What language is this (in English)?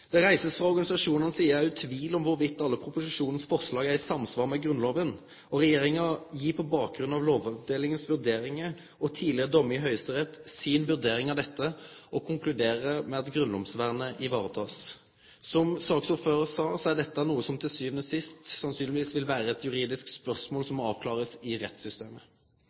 Norwegian Nynorsk